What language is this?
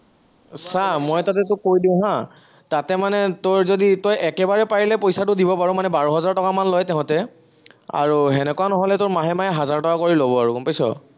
Assamese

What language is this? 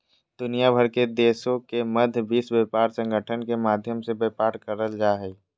Magahi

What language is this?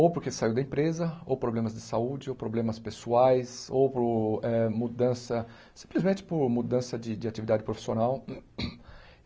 Portuguese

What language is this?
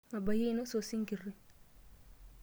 Masai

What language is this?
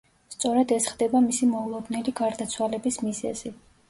Georgian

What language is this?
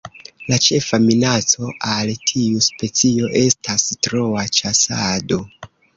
Esperanto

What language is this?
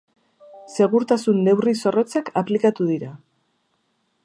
Basque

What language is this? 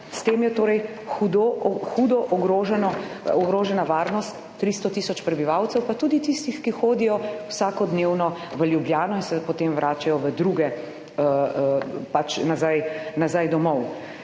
Slovenian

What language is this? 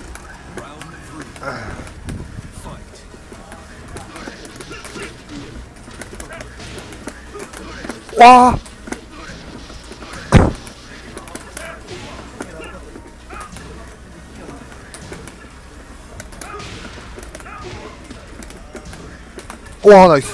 Korean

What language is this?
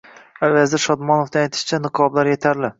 Uzbek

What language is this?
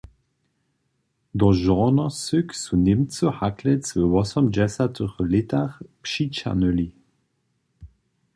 Upper Sorbian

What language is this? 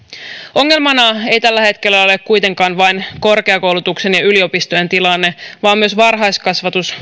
Finnish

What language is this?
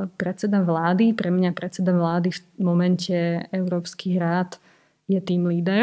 Slovak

